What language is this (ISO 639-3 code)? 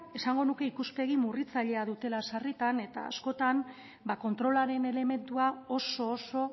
eus